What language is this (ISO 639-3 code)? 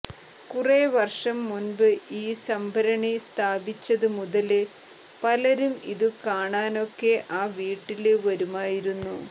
mal